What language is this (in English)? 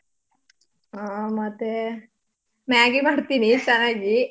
Kannada